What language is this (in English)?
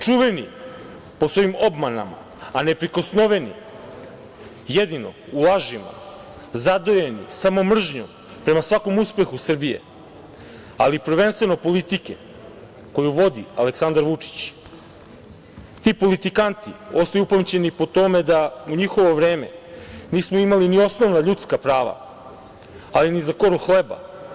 Serbian